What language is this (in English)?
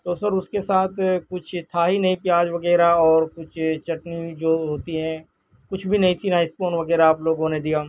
Urdu